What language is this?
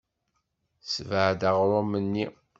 Kabyle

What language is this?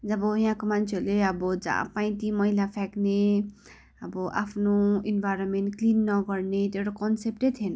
Nepali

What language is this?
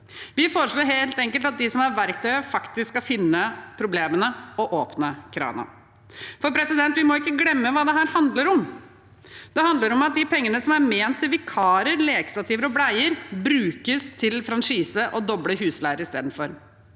Norwegian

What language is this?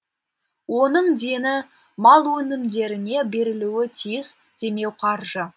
Kazakh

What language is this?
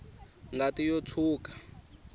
Tsonga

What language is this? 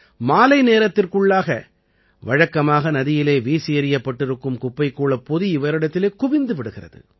Tamil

